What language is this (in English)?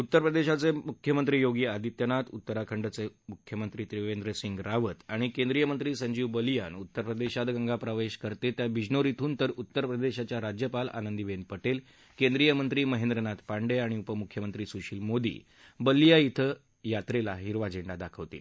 Marathi